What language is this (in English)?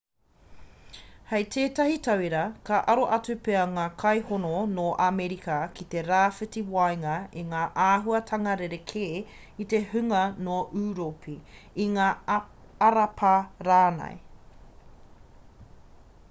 Māori